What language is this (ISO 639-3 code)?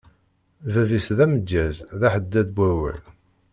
kab